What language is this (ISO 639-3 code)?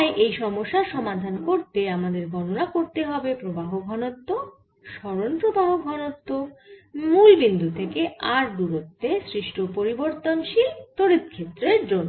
ben